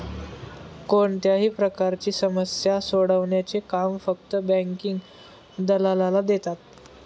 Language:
Marathi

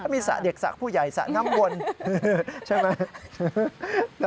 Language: Thai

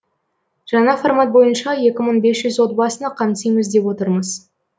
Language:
Kazakh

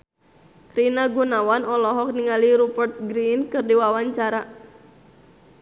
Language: Sundanese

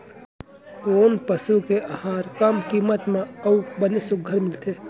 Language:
Chhattisgarhi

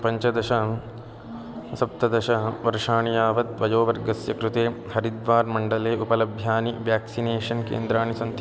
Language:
Sanskrit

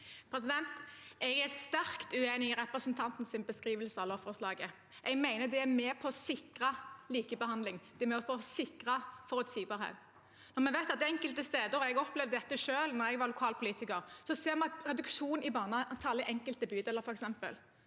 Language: Norwegian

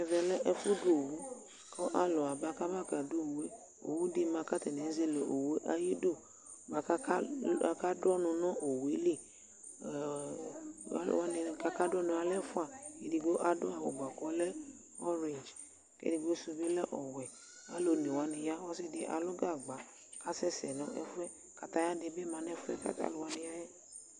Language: Ikposo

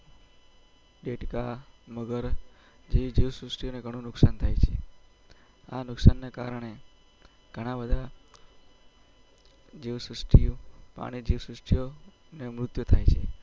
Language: Gujarati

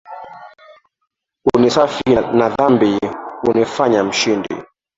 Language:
Swahili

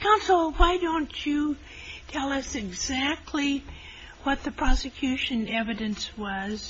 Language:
English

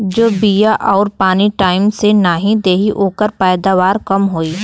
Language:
Bhojpuri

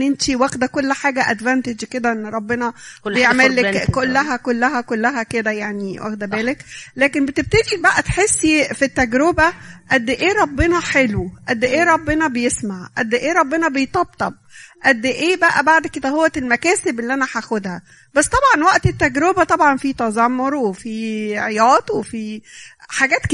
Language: Arabic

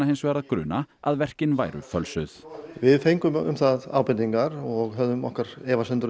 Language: Icelandic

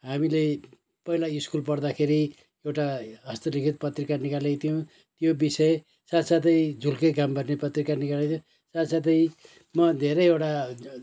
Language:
Nepali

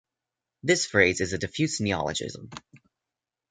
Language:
English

